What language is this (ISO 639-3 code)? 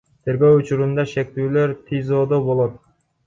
kir